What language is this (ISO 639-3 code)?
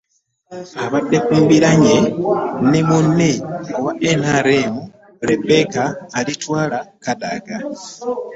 lug